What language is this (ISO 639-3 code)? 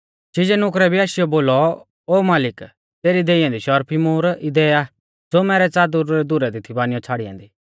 bfz